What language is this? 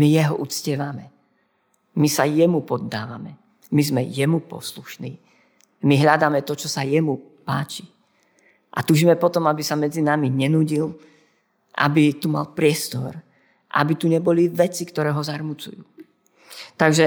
Slovak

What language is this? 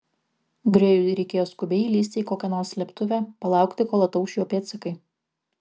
Lithuanian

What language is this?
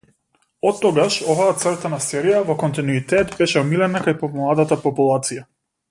Macedonian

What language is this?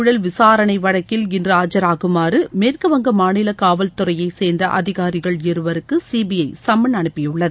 Tamil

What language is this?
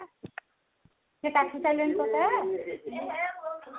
Odia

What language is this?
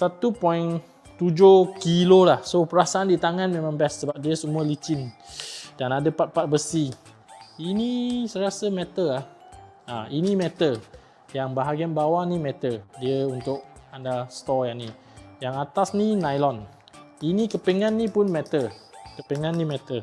Malay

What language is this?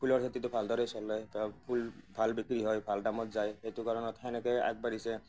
Assamese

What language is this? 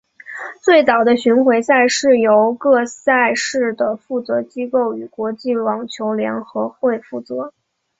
Chinese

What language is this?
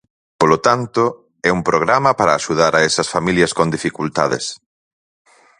Galician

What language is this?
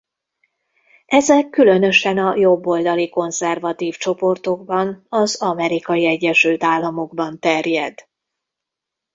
Hungarian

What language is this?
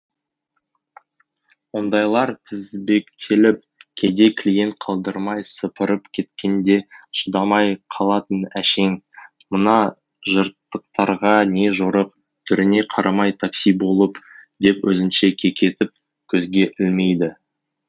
Kazakh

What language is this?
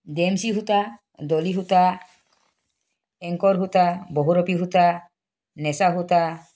Assamese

